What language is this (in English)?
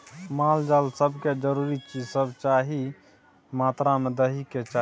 Maithili